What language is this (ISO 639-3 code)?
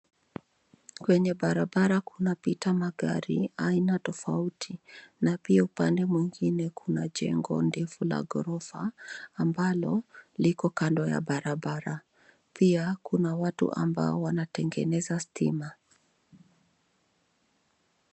swa